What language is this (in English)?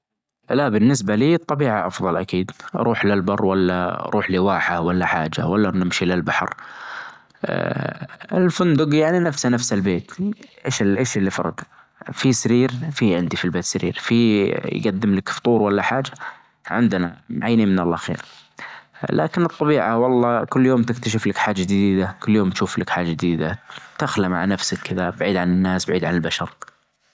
Najdi Arabic